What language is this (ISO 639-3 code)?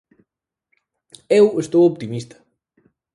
glg